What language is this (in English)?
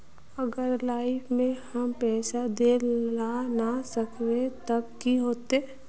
Magahi